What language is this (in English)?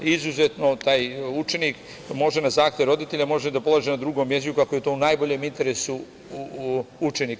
Serbian